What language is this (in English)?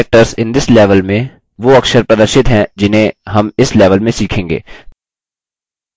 Hindi